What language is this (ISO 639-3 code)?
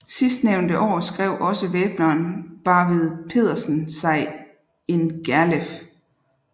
dan